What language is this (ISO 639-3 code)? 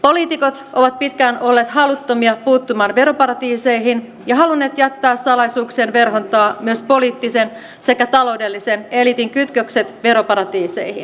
fin